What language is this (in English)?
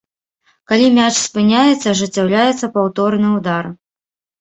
Belarusian